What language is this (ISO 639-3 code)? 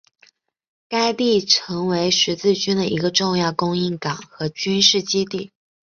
zho